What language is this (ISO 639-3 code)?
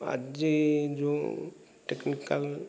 ori